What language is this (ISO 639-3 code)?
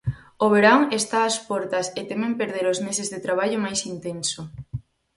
glg